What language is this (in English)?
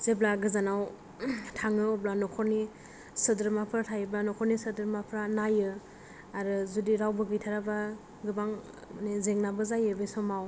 Bodo